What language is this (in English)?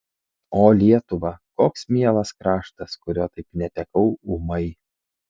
Lithuanian